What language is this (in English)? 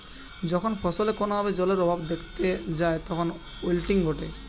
Bangla